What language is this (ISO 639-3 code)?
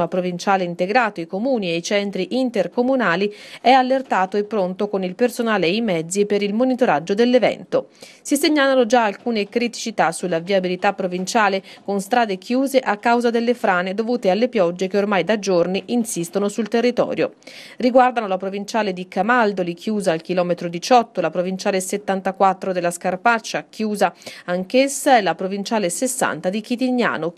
ita